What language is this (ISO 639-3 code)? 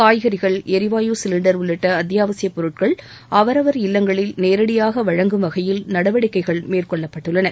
tam